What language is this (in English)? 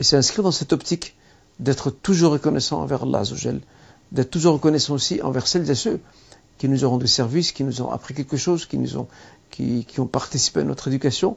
French